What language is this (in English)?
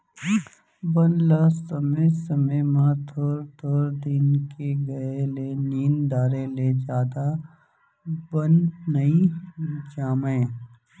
Chhattisgarhi